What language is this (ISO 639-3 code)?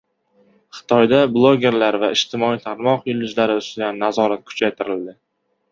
uzb